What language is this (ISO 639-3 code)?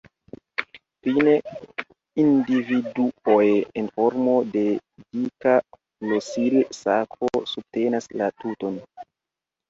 epo